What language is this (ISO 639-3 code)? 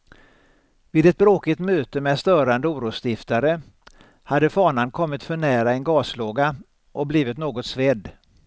swe